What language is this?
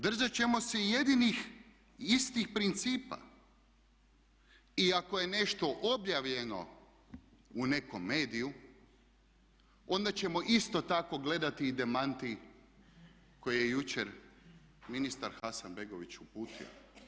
Croatian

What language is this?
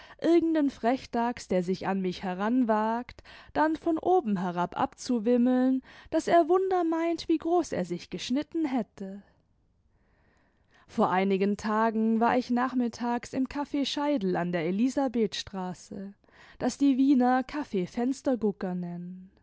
German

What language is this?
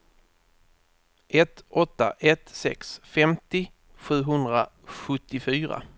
Swedish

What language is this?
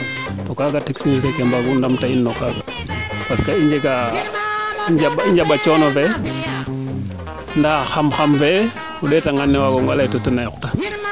Serer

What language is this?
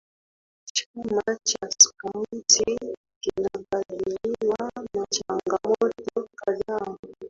Swahili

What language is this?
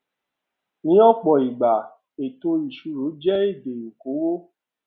Yoruba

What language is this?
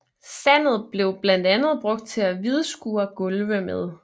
Danish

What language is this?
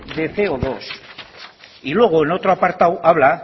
Spanish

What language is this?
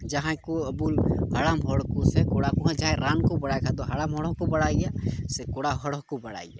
Santali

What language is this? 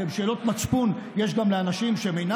Hebrew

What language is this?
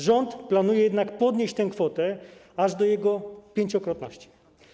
Polish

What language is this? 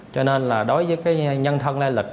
Vietnamese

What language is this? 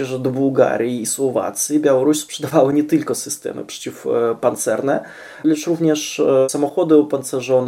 Polish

